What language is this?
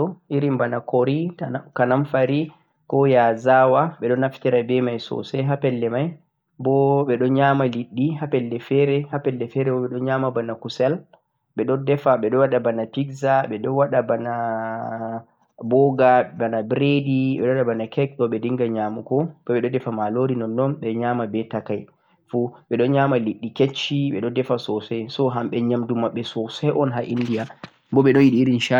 Central-Eastern Niger Fulfulde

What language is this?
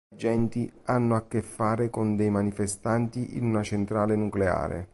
Italian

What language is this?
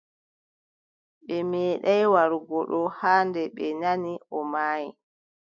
Adamawa Fulfulde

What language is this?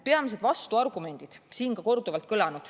Estonian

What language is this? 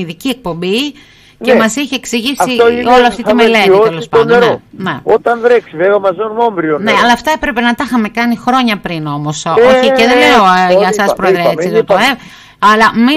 Greek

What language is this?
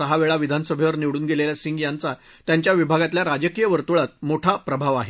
Marathi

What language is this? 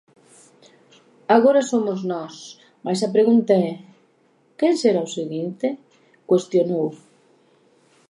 Galician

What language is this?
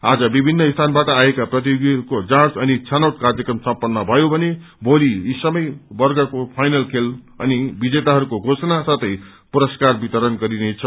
Nepali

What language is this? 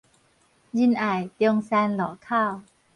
Min Nan Chinese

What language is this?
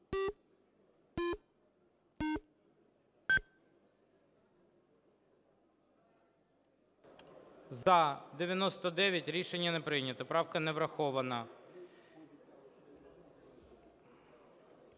Ukrainian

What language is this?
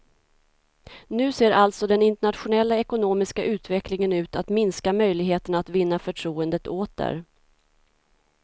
Swedish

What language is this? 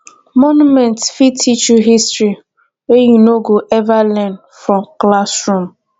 Nigerian Pidgin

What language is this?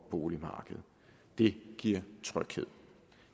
Danish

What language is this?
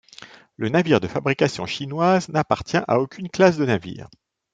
French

